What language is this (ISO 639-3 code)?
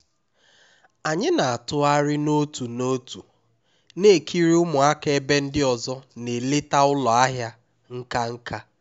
ibo